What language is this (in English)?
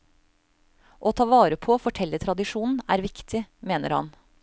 Norwegian